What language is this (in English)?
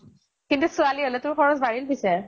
Assamese